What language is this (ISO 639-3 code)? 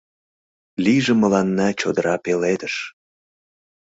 chm